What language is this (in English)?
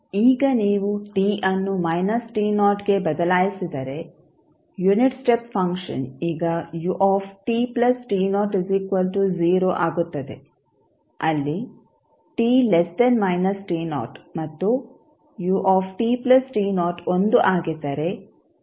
Kannada